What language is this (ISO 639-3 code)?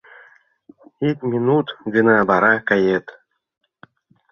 chm